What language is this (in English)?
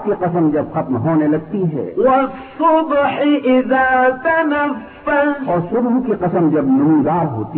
Urdu